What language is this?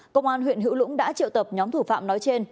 Vietnamese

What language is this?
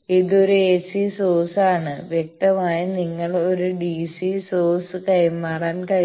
Malayalam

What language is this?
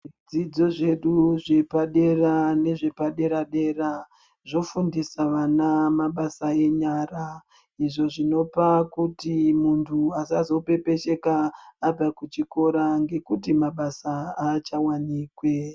Ndau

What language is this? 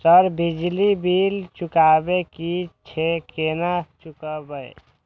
Maithili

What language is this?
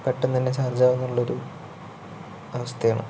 Malayalam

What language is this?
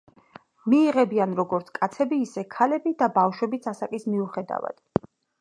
Georgian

